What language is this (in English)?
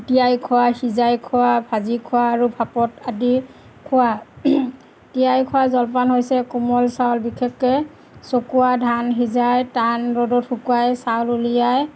Assamese